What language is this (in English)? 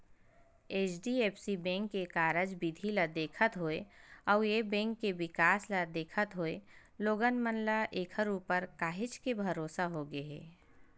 Chhattisgarhi